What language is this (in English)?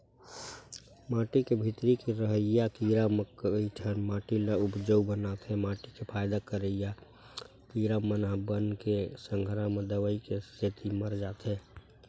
Chhattisgarhi